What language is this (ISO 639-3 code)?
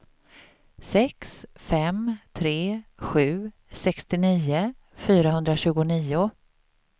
swe